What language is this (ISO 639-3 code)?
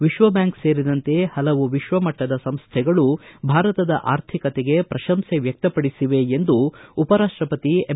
kan